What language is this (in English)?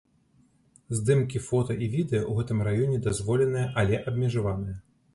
Belarusian